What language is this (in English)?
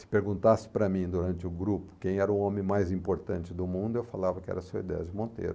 Portuguese